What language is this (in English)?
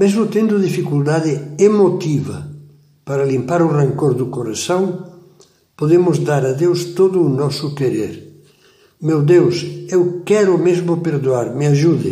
Portuguese